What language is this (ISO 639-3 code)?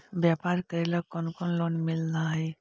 mag